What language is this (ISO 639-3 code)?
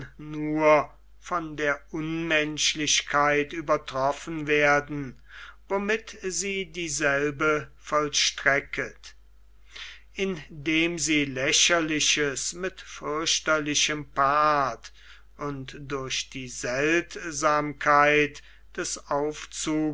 deu